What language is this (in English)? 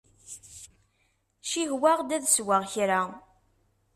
Kabyle